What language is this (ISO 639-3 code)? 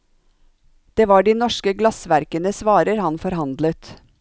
nor